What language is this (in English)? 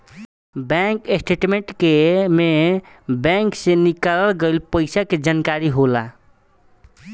Bhojpuri